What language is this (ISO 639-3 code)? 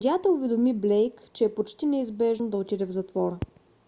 bul